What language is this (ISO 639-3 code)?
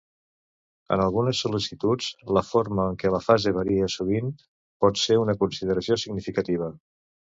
cat